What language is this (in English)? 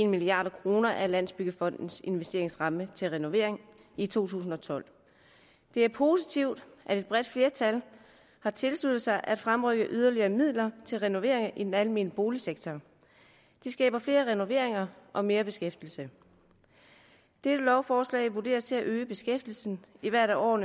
Danish